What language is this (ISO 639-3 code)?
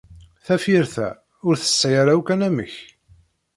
kab